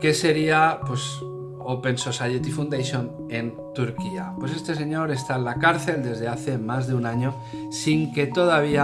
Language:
Spanish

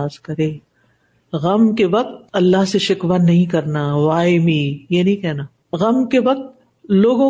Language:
Urdu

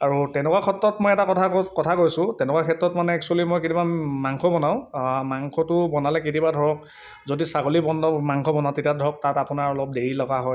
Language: Assamese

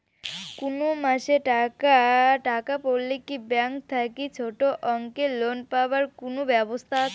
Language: Bangla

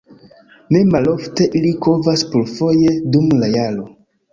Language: Esperanto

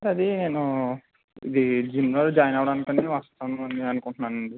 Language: Telugu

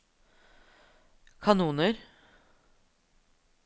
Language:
Norwegian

